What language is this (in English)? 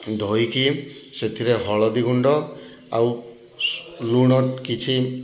Odia